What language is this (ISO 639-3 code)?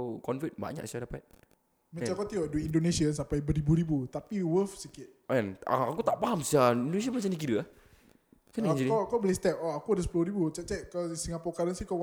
msa